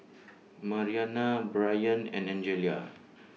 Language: English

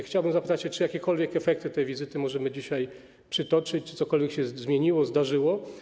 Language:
Polish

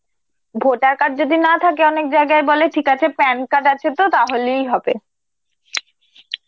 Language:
Bangla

